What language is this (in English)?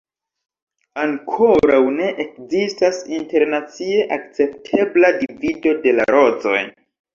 Esperanto